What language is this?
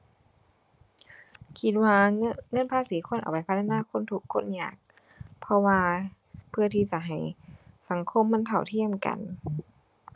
Thai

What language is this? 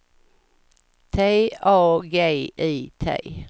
Swedish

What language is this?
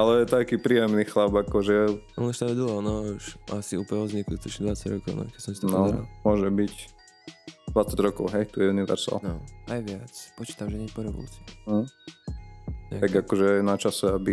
Slovak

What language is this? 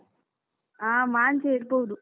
Kannada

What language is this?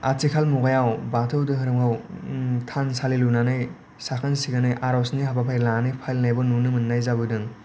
Bodo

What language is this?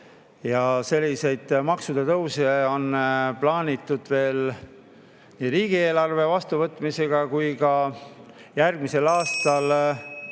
Estonian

